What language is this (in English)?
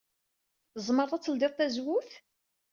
Kabyle